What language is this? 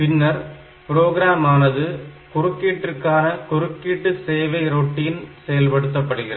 Tamil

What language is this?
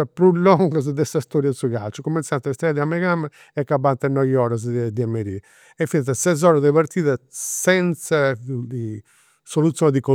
Campidanese Sardinian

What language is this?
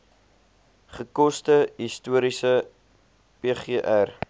Afrikaans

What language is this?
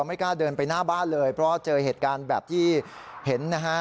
Thai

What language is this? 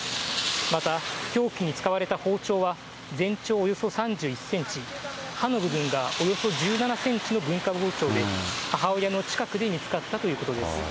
Japanese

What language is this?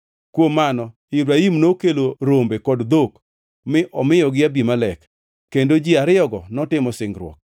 Luo (Kenya and Tanzania)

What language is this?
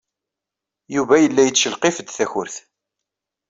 Kabyle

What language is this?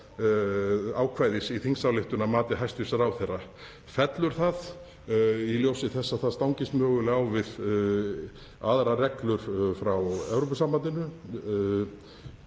Icelandic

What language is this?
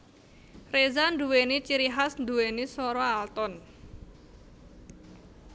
Javanese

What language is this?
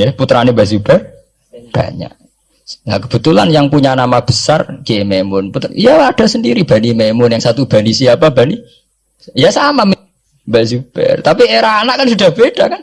Indonesian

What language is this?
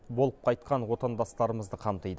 Kazakh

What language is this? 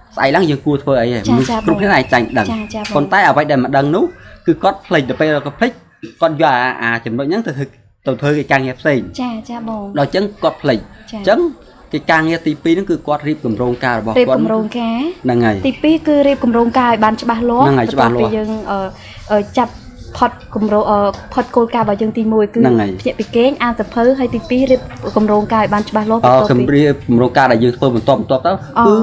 Vietnamese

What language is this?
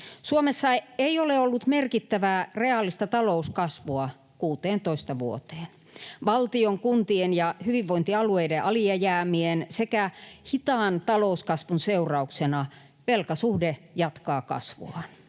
Finnish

